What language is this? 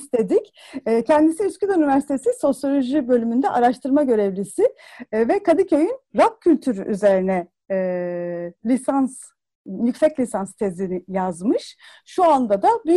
Turkish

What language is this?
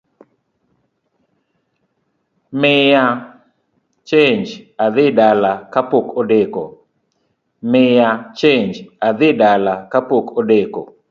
Luo (Kenya and Tanzania)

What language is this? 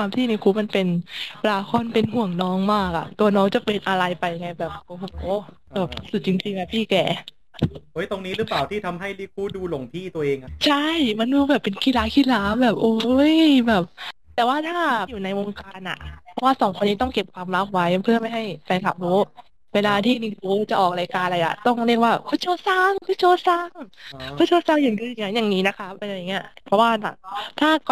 Thai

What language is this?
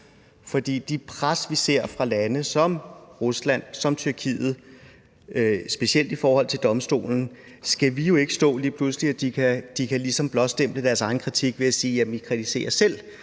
Danish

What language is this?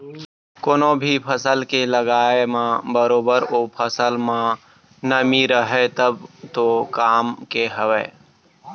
Chhattisgarhi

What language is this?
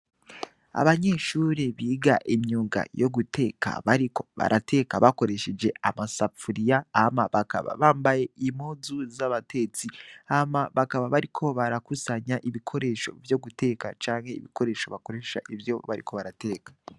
Rundi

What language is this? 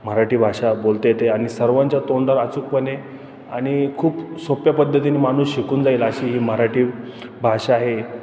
Marathi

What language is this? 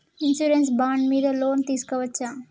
Telugu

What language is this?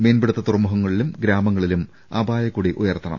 Malayalam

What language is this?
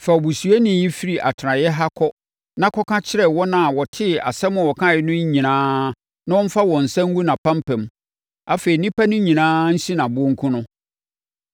Akan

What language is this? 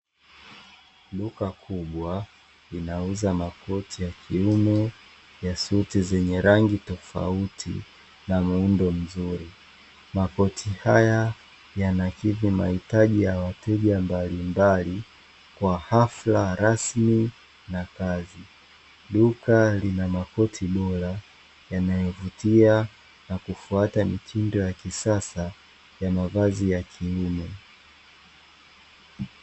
Swahili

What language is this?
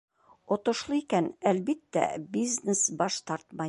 Bashkir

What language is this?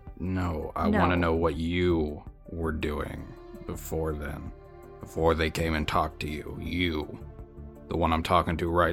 English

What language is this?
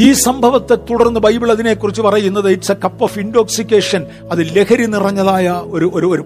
Malayalam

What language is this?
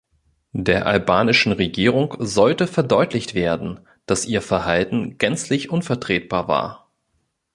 German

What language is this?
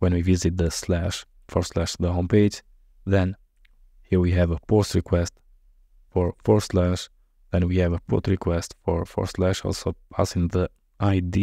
English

